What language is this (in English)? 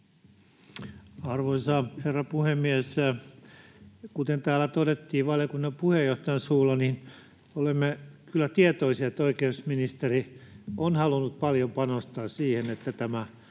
Finnish